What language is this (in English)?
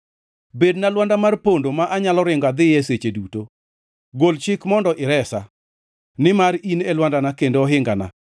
Luo (Kenya and Tanzania)